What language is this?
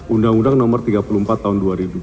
Indonesian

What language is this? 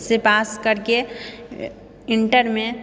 Maithili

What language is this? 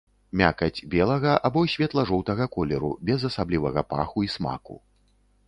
Belarusian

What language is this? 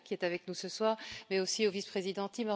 French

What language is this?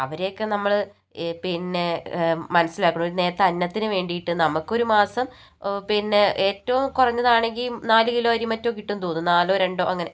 Malayalam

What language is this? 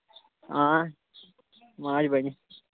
Kashmiri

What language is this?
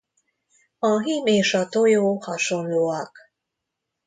Hungarian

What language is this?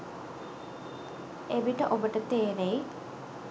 Sinhala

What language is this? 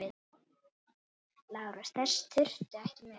Icelandic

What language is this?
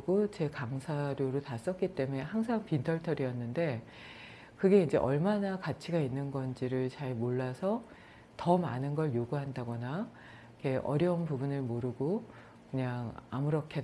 Korean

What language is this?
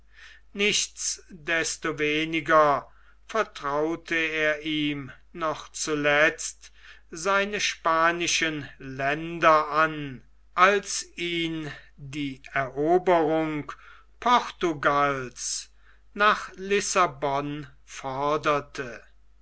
German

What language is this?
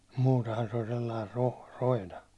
Finnish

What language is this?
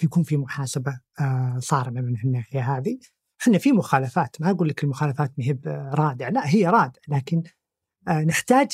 Arabic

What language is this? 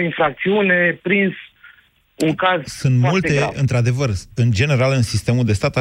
Romanian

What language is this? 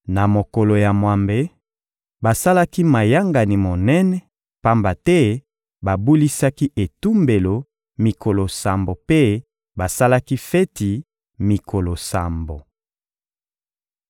Lingala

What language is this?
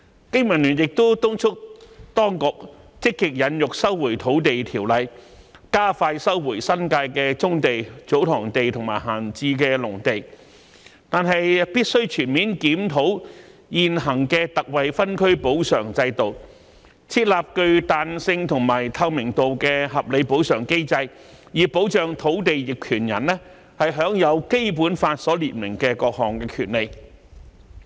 Cantonese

